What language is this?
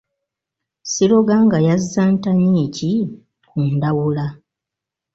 Ganda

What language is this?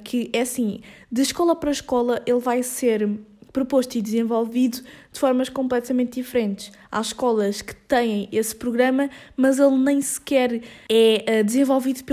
Portuguese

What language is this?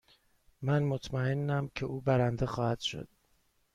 Persian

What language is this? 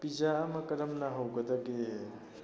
Manipuri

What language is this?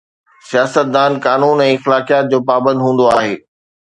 Sindhi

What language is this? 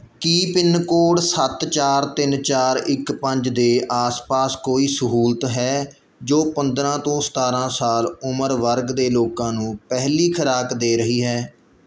Punjabi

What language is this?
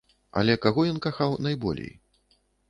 Belarusian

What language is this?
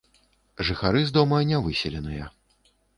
Belarusian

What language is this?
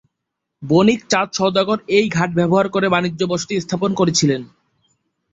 Bangla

